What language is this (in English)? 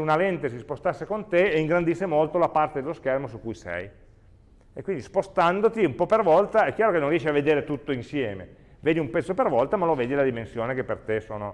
Italian